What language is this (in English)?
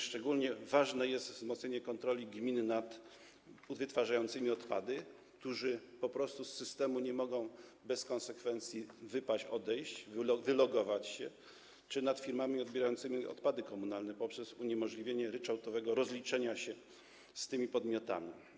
Polish